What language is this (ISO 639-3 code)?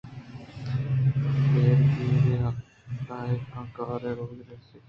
bgp